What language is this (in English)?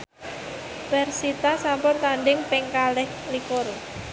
Javanese